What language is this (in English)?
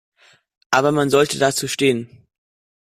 German